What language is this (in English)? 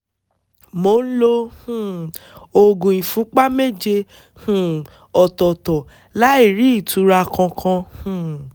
Yoruba